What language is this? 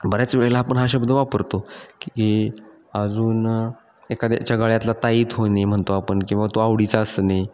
Marathi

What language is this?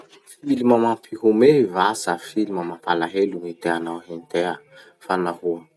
Masikoro Malagasy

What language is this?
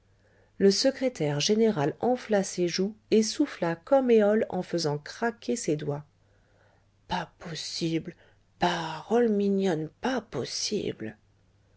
French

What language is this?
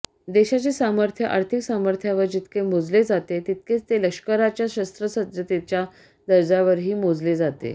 Marathi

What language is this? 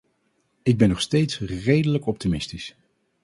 Dutch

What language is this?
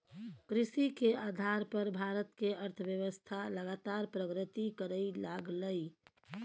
Maithili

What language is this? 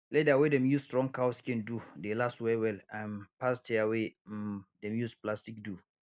Nigerian Pidgin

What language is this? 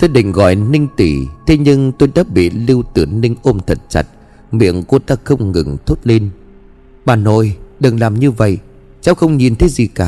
Vietnamese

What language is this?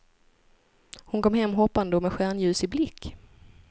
Swedish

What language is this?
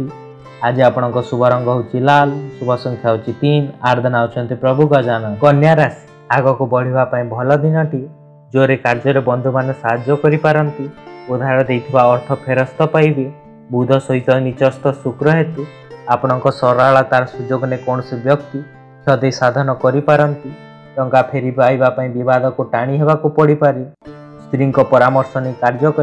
Hindi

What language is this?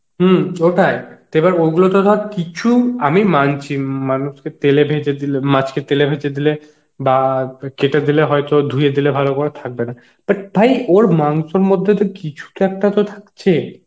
Bangla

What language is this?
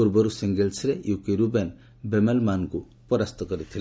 Odia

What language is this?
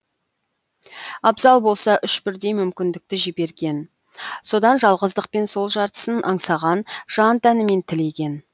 Kazakh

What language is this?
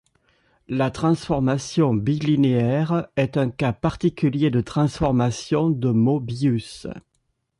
French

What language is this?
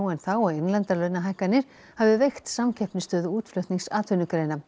Icelandic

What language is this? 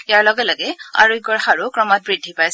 Assamese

